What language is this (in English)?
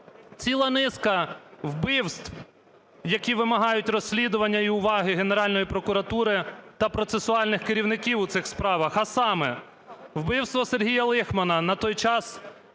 Ukrainian